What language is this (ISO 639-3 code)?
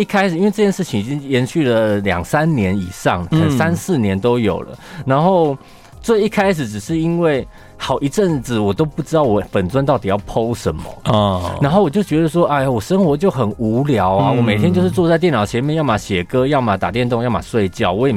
zho